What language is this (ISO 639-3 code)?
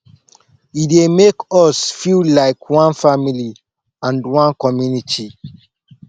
pcm